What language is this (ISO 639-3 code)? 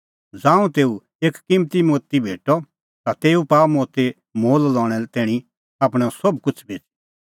kfx